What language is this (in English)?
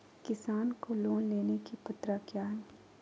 Magahi